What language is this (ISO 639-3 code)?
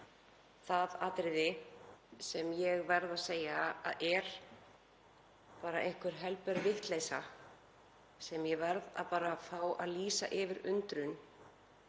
isl